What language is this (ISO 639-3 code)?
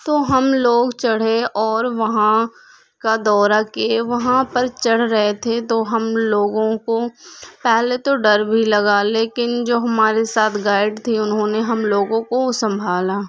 urd